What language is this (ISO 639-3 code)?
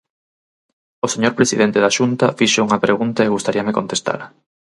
glg